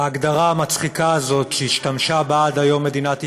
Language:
Hebrew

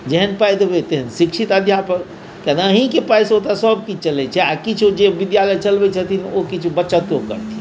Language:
Maithili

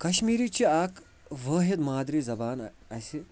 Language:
Kashmiri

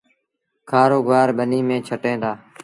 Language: Sindhi Bhil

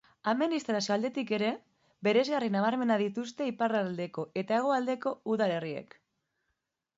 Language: Basque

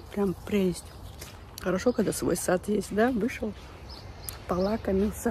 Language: Russian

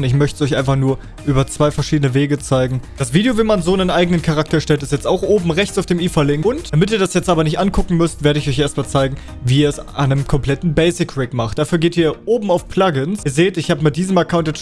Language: German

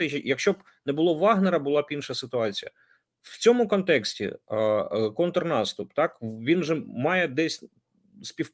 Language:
Ukrainian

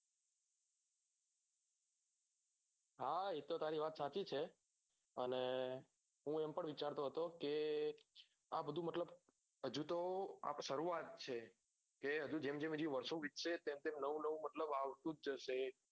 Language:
Gujarati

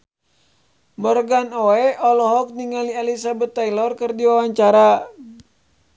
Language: Sundanese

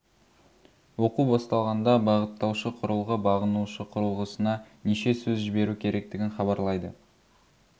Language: Kazakh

